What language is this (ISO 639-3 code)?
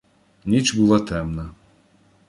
ukr